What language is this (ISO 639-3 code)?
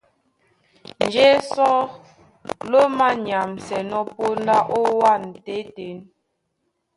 dua